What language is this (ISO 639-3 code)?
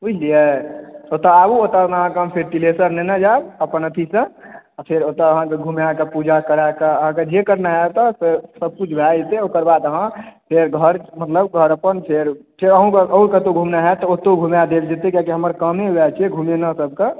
mai